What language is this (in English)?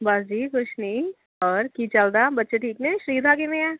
Punjabi